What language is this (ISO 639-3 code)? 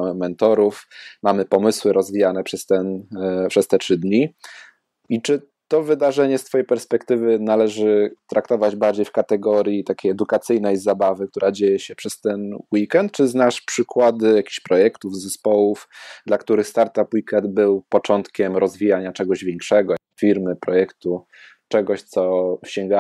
pol